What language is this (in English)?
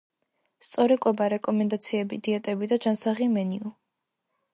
Georgian